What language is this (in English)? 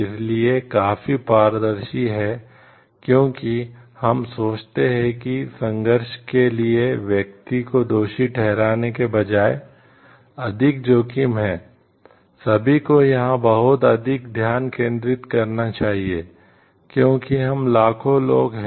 Hindi